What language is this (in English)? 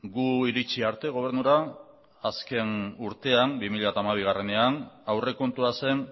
Basque